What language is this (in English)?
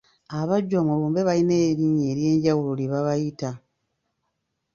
Ganda